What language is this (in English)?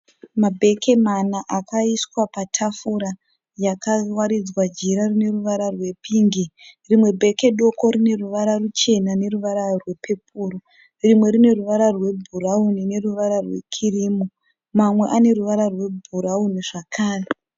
Shona